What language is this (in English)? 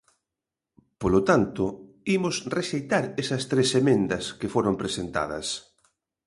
Galician